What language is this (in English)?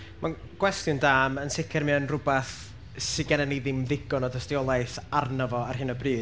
Welsh